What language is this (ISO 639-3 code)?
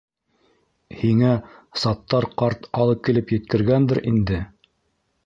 bak